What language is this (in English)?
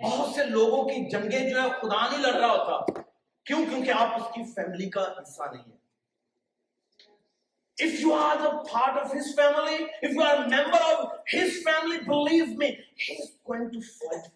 Urdu